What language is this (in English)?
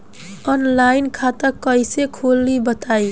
Bhojpuri